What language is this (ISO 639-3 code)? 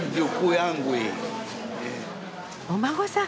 jpn